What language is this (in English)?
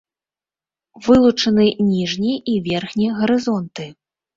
Belarusian